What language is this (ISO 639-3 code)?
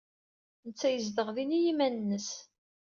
kab